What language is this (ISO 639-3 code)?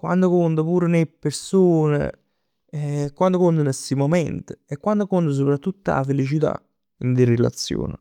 nap